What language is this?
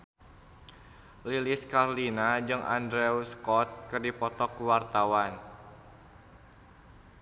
Sundanese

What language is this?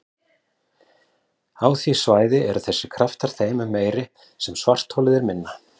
Icelandic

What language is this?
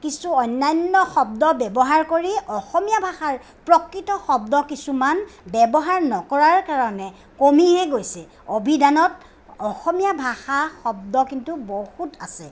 Assamese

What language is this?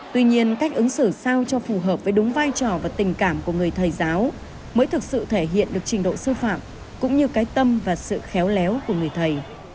Vietnamese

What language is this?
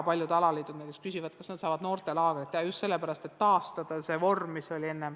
Estonian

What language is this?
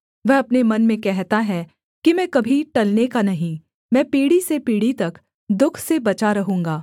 Hindi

